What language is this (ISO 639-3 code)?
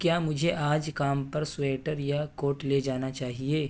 urd